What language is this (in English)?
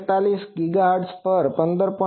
Gujarati